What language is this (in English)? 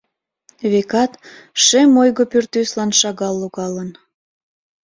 Mari